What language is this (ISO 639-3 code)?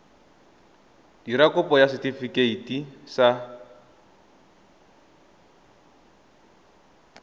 tsn